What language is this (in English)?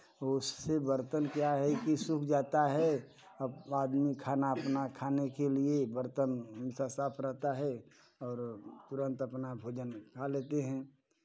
Hindi